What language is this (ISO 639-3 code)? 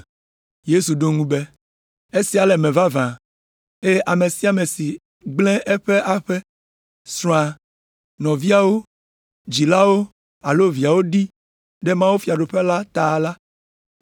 ewe